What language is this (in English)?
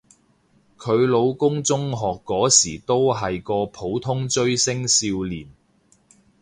Cantonese